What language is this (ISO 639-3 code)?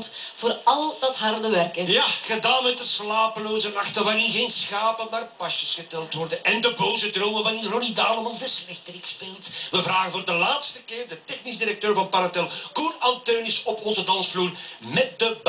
nld